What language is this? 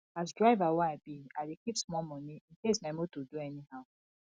Nigerian Pidgin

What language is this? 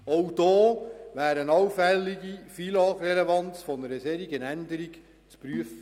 Swiss German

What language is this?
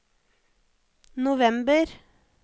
Norwegian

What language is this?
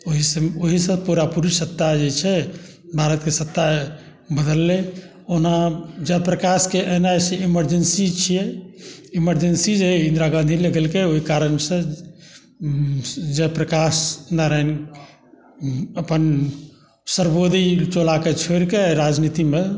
Maithili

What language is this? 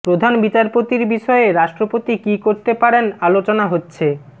Bangla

